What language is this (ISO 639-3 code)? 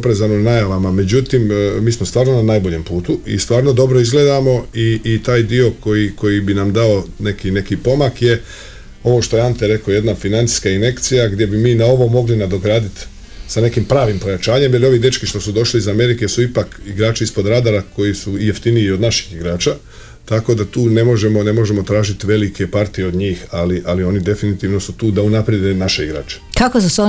hrv